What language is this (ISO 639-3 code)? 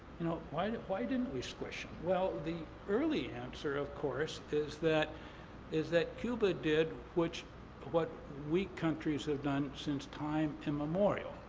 eng